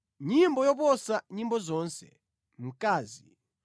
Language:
Nyanja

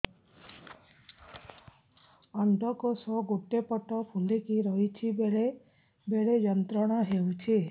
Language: Odia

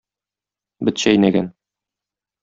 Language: Tatar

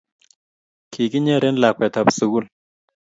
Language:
Kalenjin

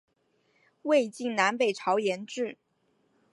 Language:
Chinese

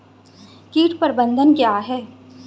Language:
Hindi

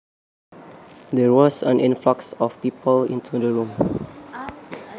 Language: Javanese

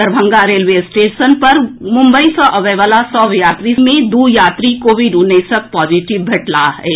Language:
Maithili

